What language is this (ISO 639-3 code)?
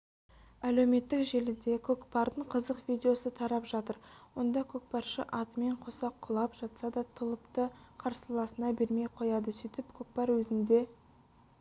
kaz